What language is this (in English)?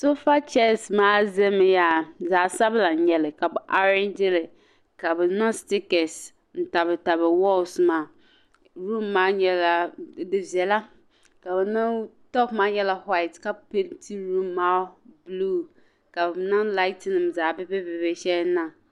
Dagbani